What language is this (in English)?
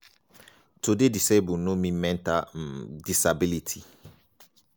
Nigerian Pidgin